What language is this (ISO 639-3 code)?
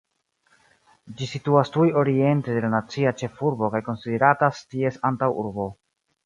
epo